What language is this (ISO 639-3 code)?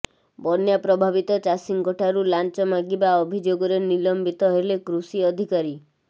ori